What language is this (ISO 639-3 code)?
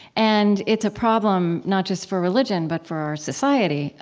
eng